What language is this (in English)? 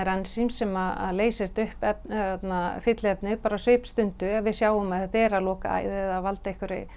Icelandic